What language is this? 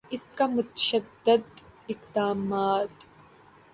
Urdu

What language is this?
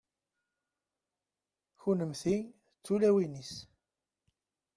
Kabyle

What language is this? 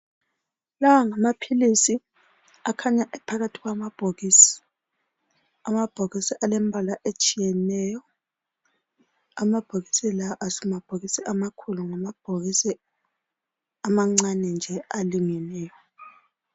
North Ndebele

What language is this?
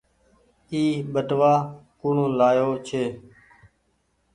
Goaria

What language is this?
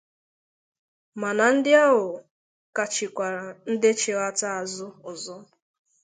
Igbo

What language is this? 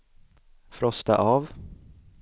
Swedish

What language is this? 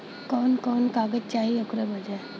Bhojpuri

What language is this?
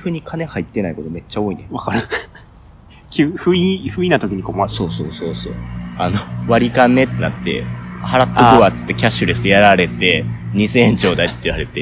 Japanese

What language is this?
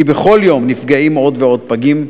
Hebrew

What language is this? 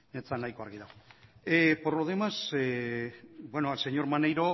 Basque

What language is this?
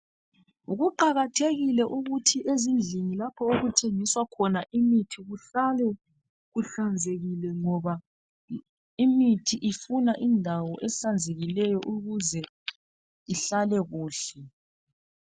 North Ndebele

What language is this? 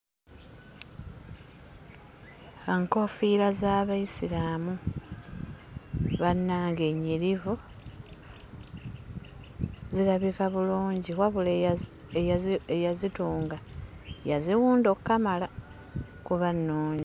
Ganda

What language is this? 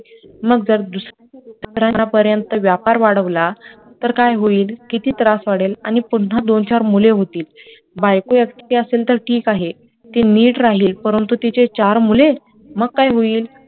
Marathi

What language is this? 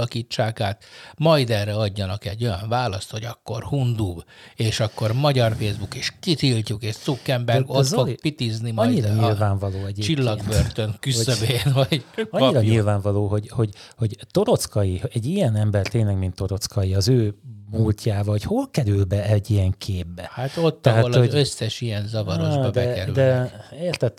Hungarian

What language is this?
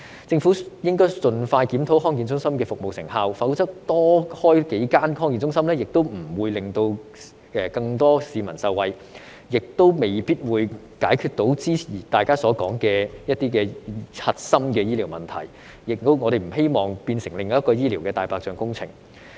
Cantonese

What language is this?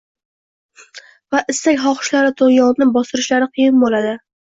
Uzbek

